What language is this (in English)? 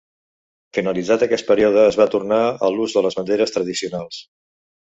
Catalan